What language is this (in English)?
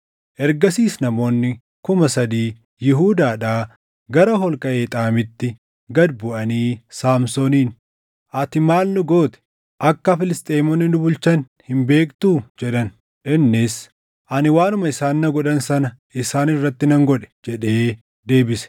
Oromo